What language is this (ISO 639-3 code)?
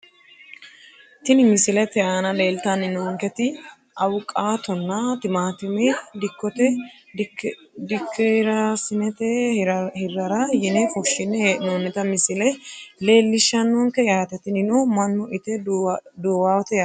sid